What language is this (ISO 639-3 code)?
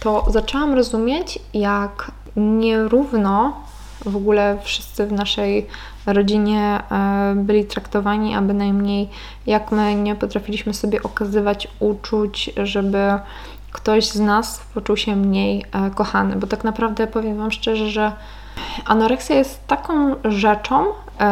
pol